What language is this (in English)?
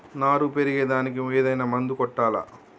Telugu